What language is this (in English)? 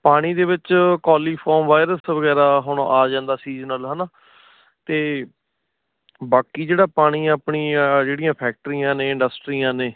Punjabi